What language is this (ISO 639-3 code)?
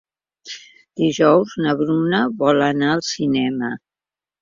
cat